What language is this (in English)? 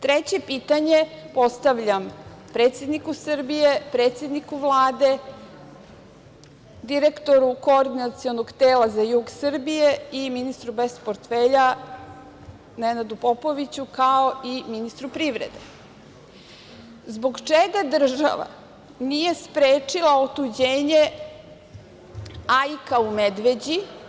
Serbian